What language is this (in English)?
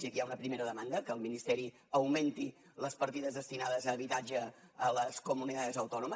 Catalan